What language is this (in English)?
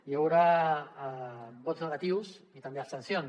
Catalan